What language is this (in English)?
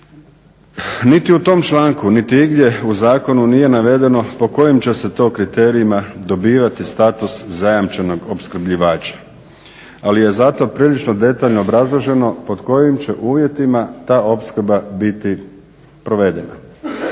Croatian